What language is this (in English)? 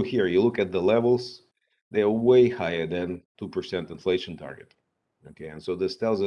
English